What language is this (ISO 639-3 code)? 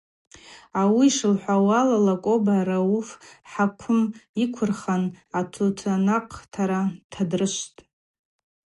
abq